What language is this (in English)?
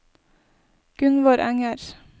Norwegian